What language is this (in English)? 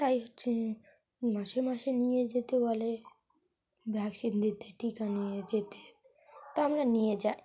Bangla